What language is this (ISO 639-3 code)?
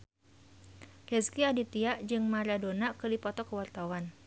sun